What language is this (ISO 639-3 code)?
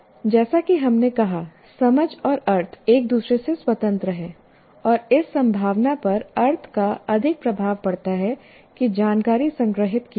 hin